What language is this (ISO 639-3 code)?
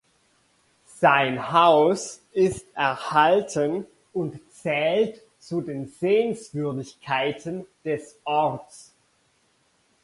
deu